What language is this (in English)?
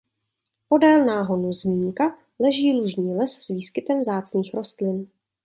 Czech